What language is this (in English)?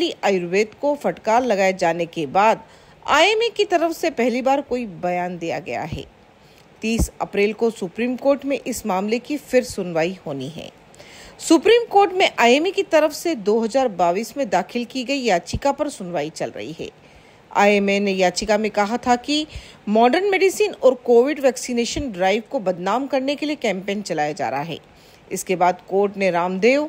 Hindi